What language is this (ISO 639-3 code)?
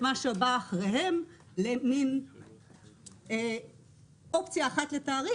heb